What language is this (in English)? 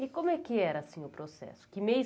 Portuguese